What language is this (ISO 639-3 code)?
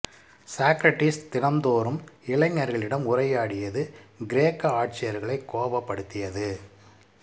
tam